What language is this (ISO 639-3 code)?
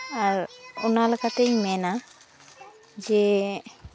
sat